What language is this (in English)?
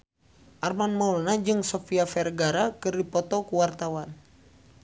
Sundanese